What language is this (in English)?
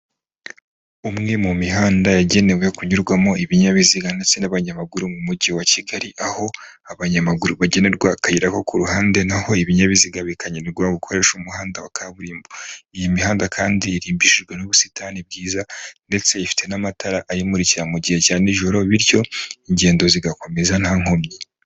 Kinyarwanda